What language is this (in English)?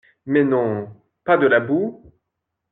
French